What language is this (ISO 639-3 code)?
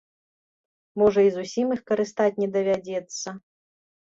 bel